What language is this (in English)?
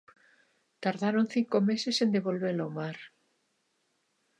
Galician